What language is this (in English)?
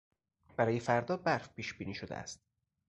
Persian